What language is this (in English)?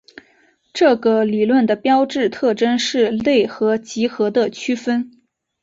Chinese